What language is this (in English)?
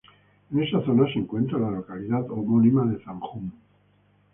Spanish